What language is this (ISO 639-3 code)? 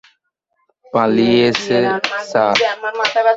ben